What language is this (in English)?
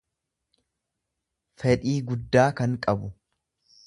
Oromo